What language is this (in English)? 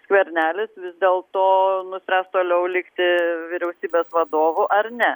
Lithuanian